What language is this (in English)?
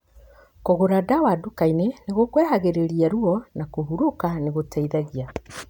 Kikuyu